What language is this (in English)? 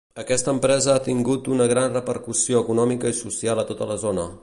Catalan